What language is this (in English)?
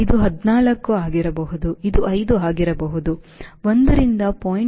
Kannada